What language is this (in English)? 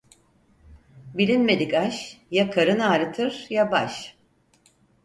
Turkish